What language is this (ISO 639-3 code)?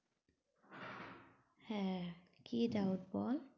ben